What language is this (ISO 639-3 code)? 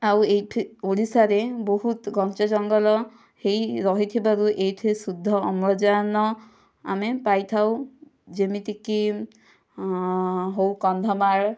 ori